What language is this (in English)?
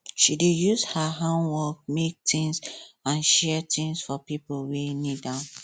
Nigerian Pidgin